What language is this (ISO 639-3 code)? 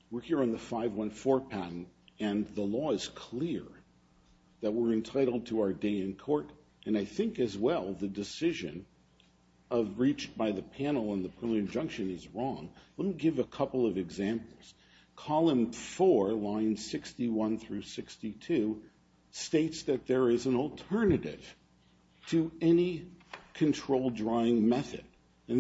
eng